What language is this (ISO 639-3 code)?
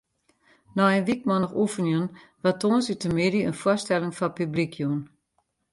fry